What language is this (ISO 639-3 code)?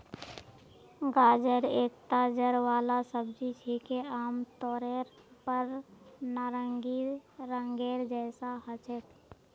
mag